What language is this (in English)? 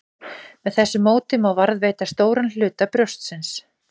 Icelandic